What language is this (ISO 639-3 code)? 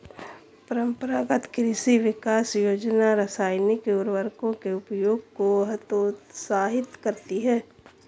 hin